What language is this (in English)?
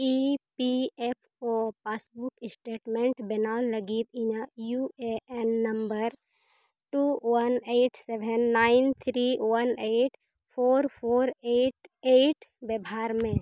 Santali